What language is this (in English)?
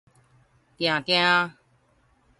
Min Nan Chinese